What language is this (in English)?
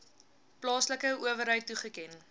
Afrikaans